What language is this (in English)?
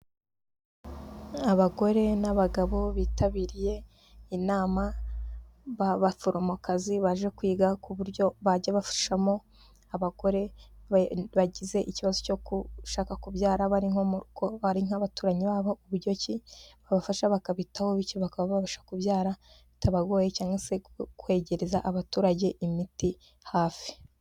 Kinyarwanda